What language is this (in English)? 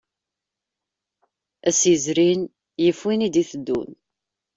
Kabyle